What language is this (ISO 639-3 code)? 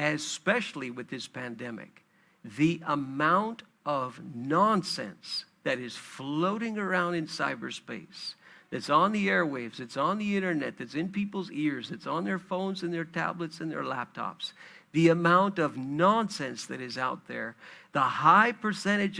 eng